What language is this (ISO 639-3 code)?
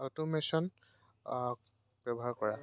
asm